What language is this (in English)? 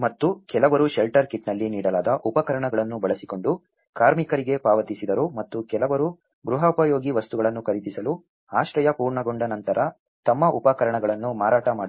Kannada